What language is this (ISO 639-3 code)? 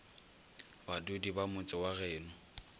nso